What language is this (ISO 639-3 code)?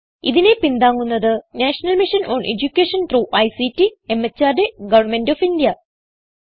mal